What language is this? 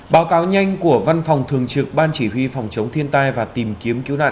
Vietnamese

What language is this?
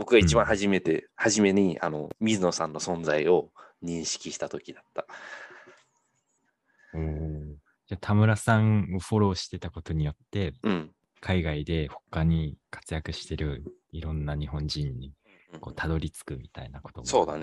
Japanese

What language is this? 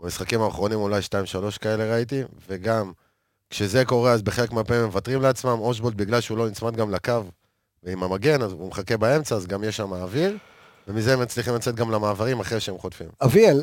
Hebrew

